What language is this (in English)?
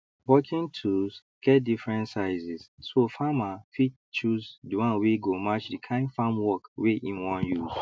Nigerian Pidgin